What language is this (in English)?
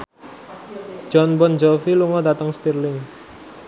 Javanese